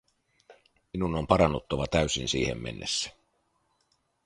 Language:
Finnish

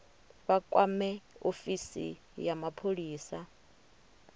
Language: Venda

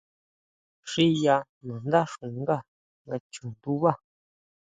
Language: Huautla Mazatec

